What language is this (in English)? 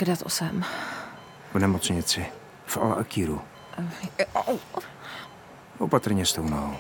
Czech